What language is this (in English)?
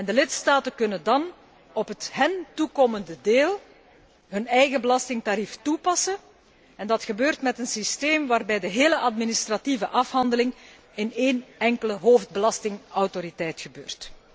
Dutch